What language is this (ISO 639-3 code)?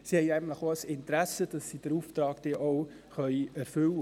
gsw